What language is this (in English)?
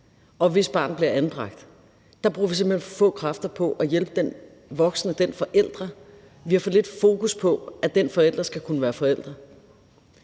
Danish